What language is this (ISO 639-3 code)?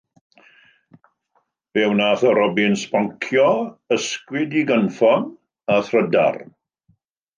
cym